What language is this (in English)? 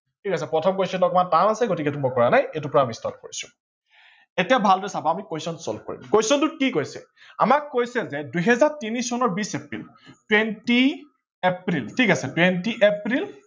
Assamese